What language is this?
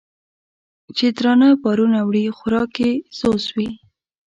Pashto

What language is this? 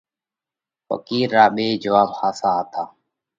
Parkari Koli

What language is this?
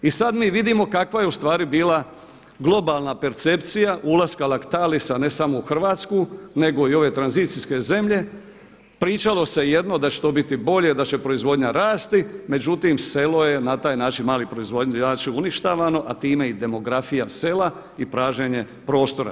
Croatian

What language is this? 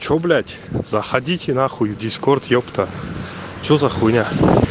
Russian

